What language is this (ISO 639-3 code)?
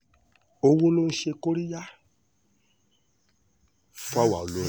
yor